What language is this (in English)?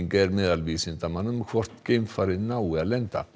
Icelandic